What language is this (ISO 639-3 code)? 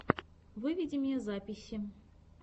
rus